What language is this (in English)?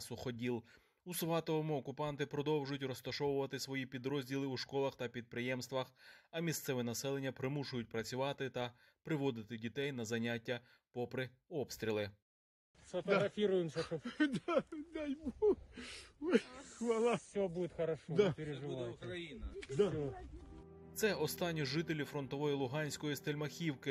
Ukrainian